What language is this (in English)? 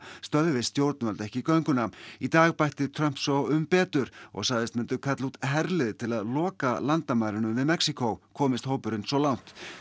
Icelandic